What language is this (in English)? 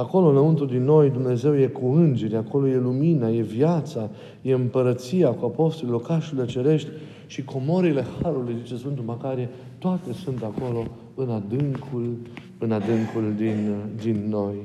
Romanian